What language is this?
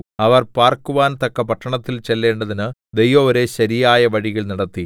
Malayalam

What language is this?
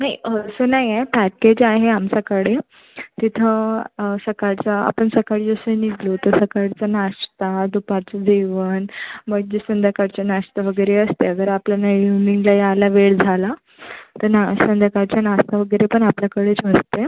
Marathi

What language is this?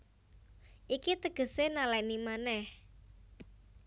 Javanese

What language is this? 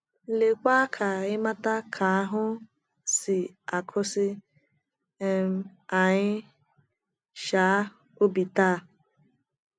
Igbo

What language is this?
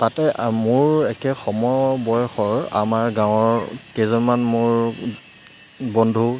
Assamese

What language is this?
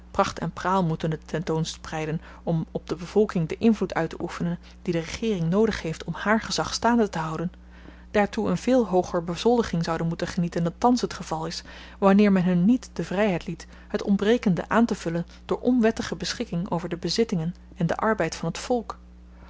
Dutch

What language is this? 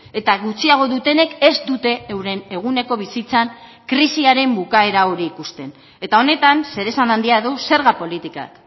Basque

